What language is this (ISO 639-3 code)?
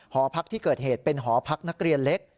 tha